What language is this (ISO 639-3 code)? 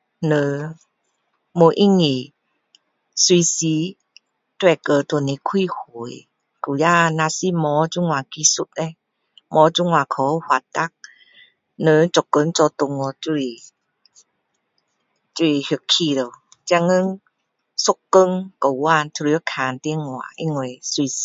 cdo